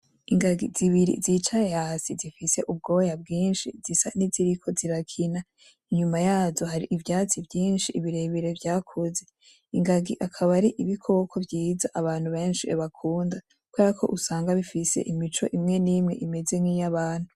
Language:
Rundi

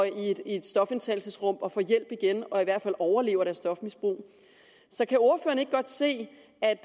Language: Danish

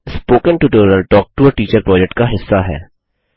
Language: Hindi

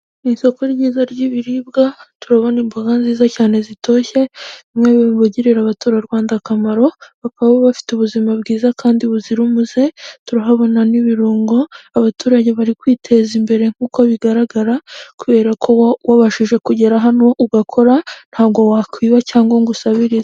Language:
Kinyarwanda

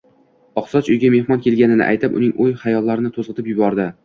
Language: Uzbek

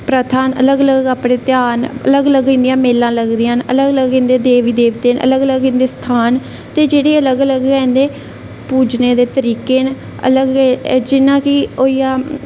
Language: Dogri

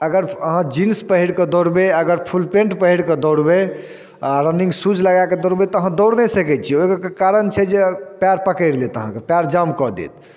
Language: Maithili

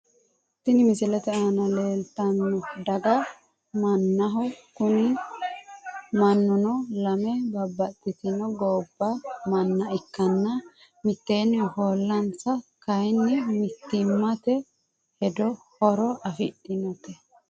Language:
Sidamo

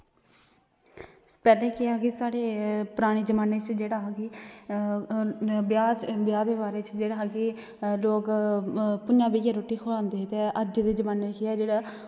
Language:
Dogri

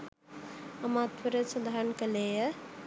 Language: Sinhala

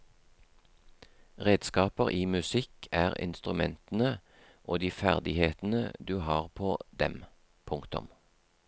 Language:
Norwegian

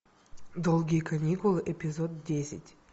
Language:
Russian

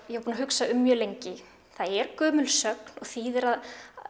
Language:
Icelandic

